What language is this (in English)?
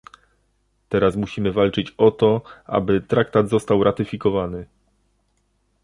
Polish